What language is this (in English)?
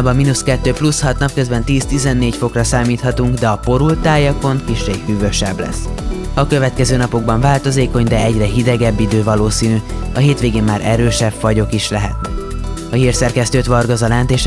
Hungarian